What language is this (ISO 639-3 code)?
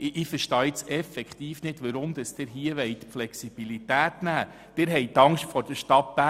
gsw